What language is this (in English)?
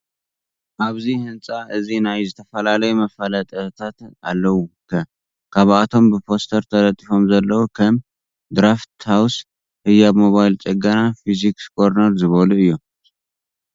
Tigrinya